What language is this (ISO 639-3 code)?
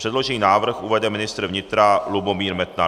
ces